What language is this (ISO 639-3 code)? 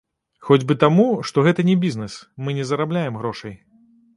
bel